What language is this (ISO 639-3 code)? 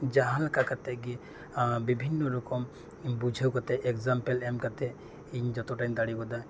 sat